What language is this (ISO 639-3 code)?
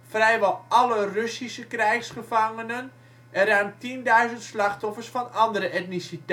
nld